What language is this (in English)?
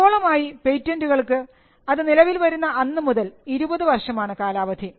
Malayalam